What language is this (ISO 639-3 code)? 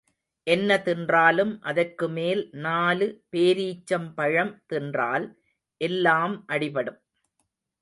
tam